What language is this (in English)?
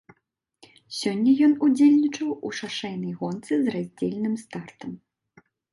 Belarusian